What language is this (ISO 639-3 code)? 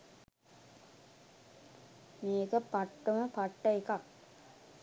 sin